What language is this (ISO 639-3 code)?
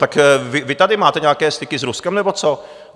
ces